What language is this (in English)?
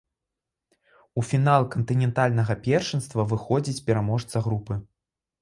Belarusian